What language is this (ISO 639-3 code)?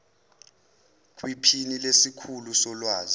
zul